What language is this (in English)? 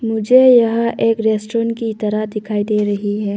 Hindi